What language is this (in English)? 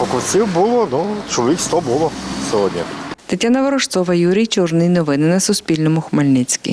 Ukrainian